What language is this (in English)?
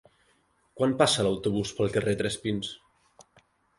Catalan